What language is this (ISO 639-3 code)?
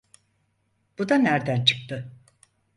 tur